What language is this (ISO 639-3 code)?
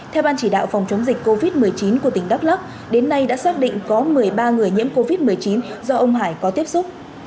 vie